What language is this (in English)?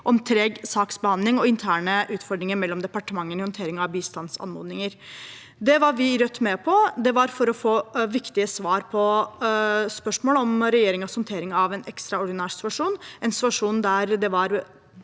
Norwegian